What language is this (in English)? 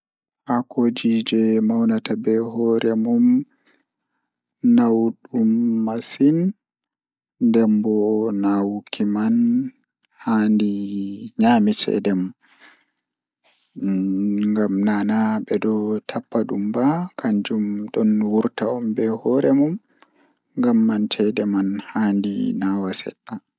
Fula